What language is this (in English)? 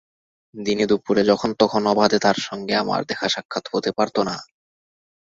Bangla